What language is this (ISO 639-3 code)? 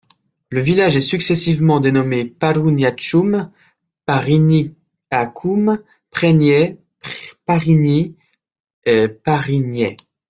fra